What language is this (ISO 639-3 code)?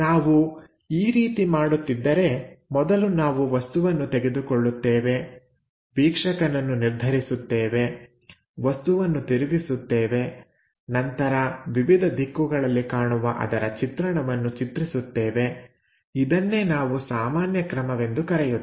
kan